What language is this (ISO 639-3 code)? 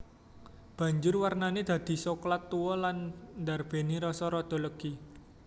jav